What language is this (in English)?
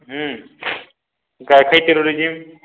Odia